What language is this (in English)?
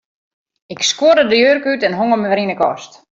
Western Frisian